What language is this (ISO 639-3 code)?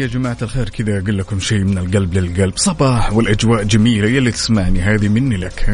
ara